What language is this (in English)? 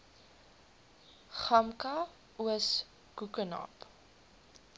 Afrikaans